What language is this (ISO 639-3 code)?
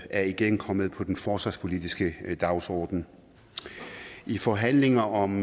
dan